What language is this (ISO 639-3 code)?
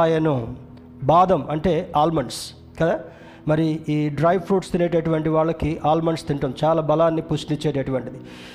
tel